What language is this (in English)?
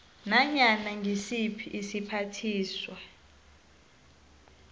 South Ndebele